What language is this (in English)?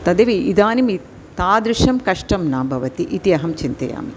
Sanskrit